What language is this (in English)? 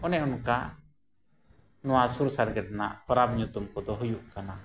Santali